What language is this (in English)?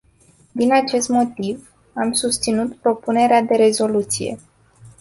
Romanian